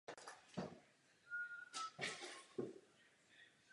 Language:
Czech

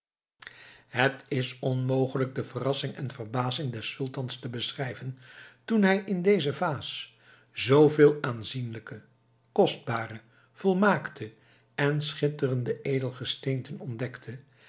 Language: Dutch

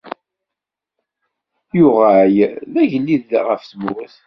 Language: Kabyle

